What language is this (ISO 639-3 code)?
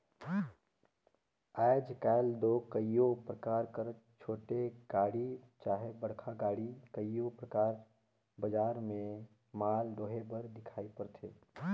hne